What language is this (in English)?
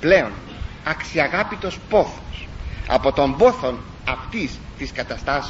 Greek